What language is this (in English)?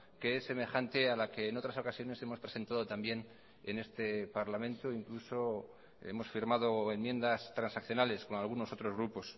Spanish